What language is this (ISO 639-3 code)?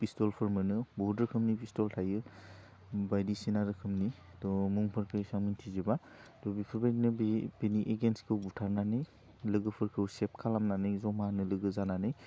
brx